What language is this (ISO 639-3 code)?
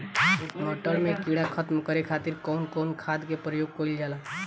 bho